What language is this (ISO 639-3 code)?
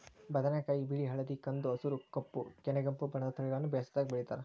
kan